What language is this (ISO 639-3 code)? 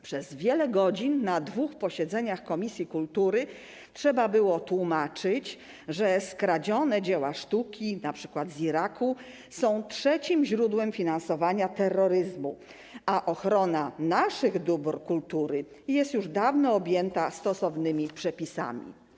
pol